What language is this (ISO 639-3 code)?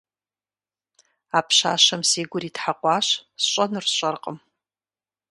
kbd